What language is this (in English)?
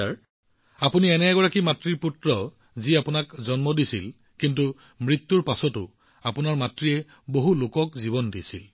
Assamese